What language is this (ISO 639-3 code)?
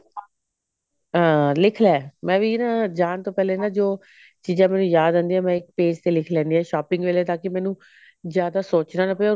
pan